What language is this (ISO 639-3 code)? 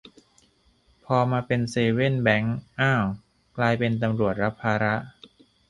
tha